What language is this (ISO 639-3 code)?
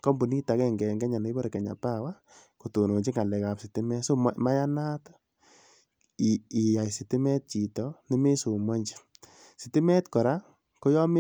kln